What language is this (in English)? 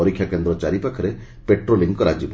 Odia